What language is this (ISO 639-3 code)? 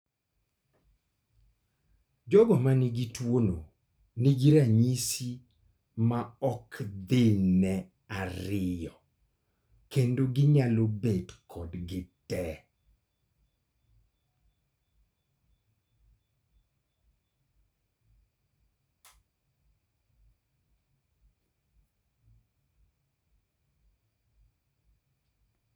luo